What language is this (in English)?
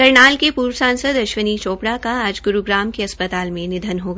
Hindi